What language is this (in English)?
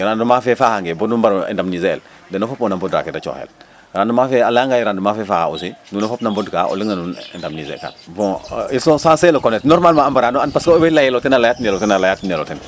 Serer